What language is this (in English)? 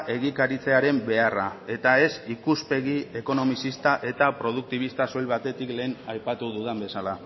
Basque